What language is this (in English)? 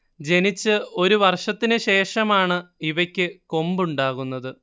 Malayalam